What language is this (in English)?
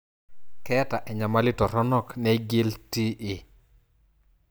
Masai